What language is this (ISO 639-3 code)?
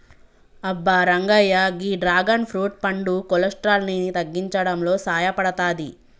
tel